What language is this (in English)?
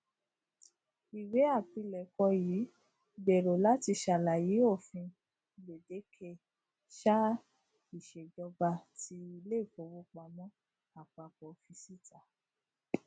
Yoruba